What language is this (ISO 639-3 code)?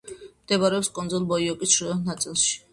kat